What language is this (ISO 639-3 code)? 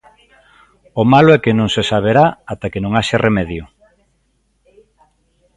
glg